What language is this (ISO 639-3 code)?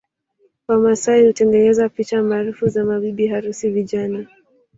swa